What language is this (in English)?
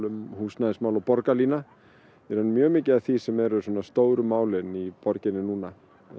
Icelandic